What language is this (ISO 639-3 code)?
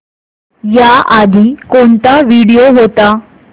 mar